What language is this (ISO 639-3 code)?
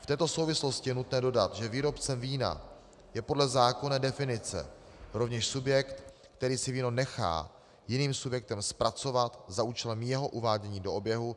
ces